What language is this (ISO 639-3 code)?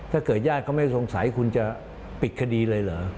tha